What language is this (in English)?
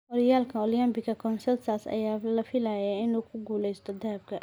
Somali